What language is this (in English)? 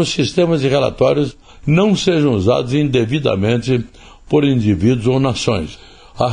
Portuguese